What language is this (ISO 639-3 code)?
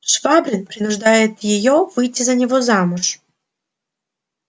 rus